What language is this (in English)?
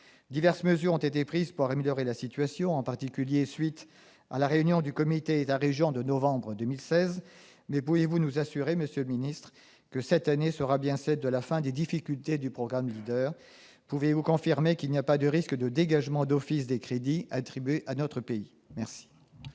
French